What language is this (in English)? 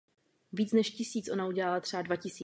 Czech